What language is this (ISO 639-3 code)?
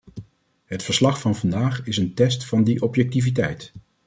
nld